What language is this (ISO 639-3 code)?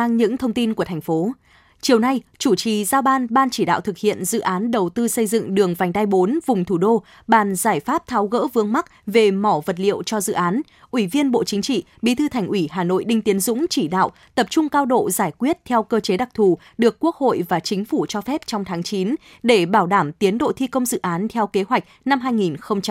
vie